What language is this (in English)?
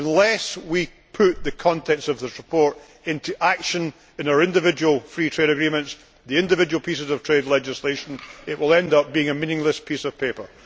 English